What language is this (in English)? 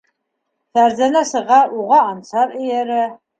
Bashkir